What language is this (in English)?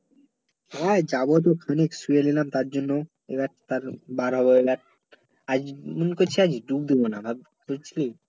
Bangla